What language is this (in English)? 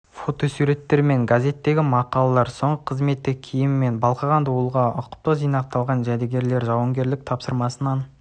Kazakh